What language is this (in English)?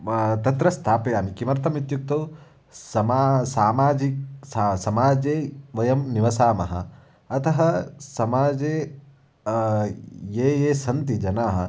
Sanskrit